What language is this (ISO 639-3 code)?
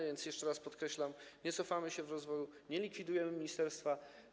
pol